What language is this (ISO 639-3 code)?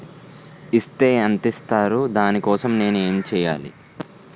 tel